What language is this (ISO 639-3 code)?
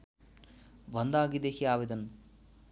nep